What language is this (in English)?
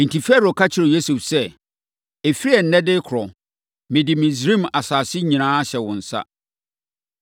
Akan